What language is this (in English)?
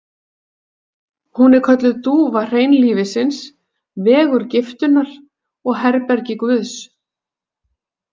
Icelandic